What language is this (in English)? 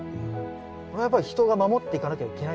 Japanese